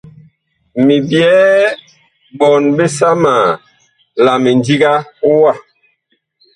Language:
Bakoko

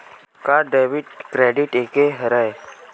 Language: Chhattisgarhi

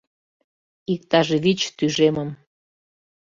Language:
Mari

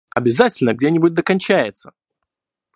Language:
Russian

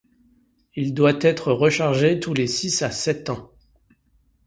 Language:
French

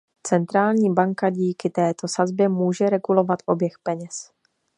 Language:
Czech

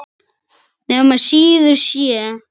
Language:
Icelandic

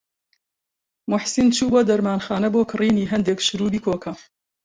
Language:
Central Kurdish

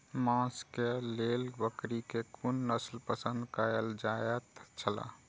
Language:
Maithili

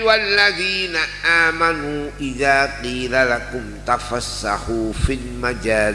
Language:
Indonesian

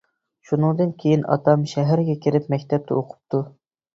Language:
Uyghur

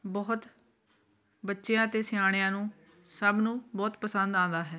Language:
Punjabi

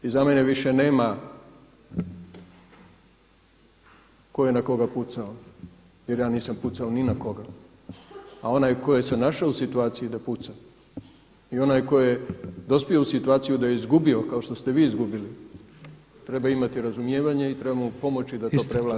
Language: Croatian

